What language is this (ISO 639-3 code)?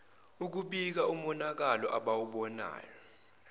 zul